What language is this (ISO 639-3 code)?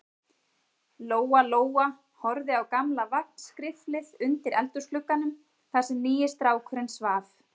isl